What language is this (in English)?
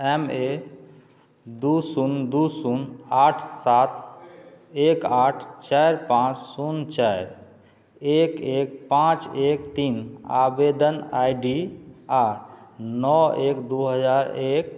Maithili